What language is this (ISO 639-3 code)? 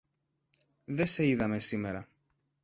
ell